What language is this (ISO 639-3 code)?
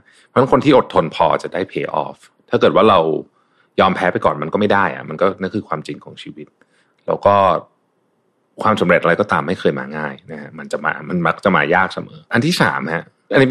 tha